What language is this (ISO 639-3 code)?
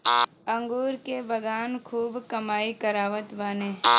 bho